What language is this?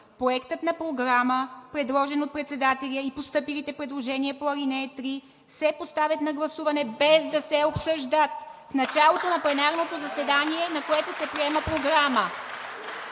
Bulgarian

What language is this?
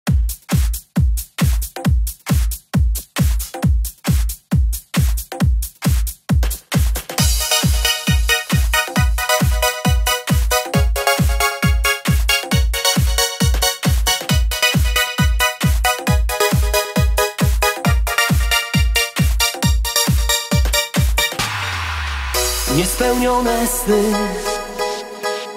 Polish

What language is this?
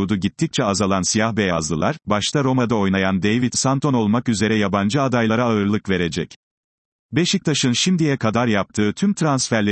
Turkish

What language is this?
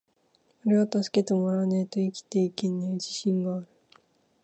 Japanese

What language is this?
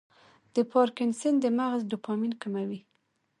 Pashto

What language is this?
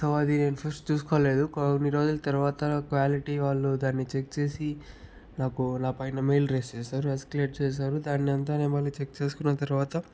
Telugu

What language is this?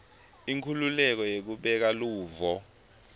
Swati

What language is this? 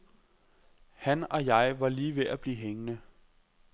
Danish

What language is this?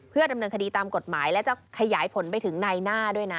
Thai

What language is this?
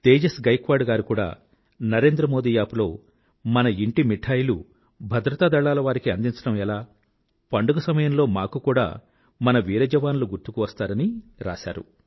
Telugu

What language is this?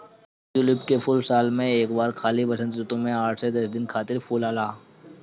Bhojpuri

